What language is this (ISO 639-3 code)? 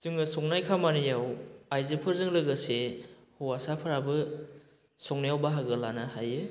brx